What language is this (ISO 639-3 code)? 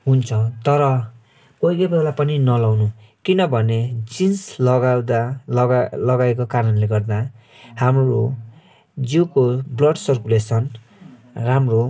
nep